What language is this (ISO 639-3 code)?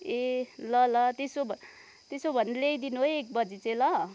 nep